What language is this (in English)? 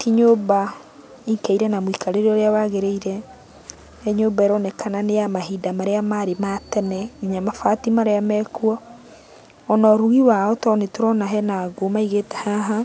Kikuyu